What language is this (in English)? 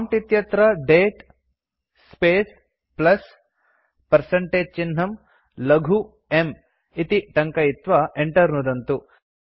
Sanskrit